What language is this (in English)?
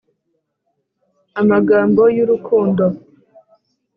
Kinyarwanda